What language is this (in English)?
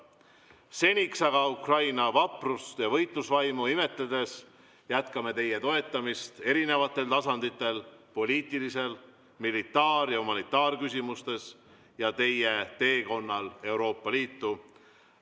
Estonian